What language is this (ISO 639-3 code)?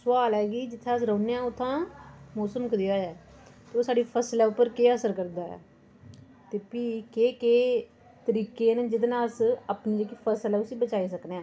doi